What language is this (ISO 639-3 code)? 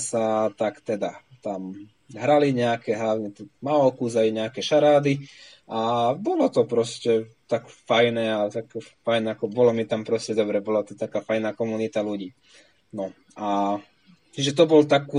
slk